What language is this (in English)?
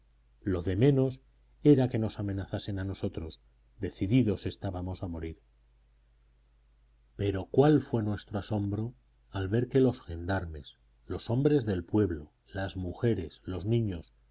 Spanish